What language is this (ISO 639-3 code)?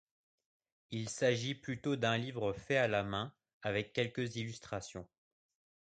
fra